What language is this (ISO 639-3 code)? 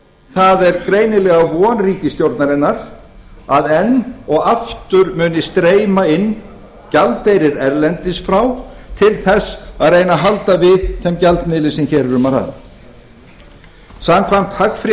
isl